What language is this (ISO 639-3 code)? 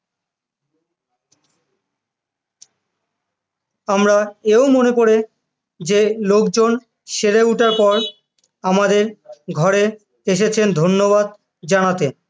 ben